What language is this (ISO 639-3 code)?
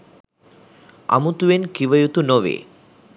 sin